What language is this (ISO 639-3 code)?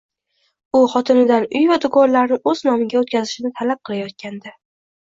uzb